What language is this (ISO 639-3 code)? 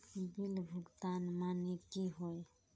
mag